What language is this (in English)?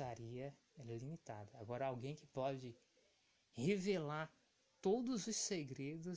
Portuguese